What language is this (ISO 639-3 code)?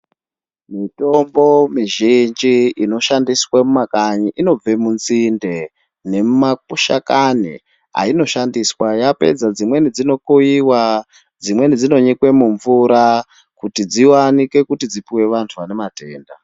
ndc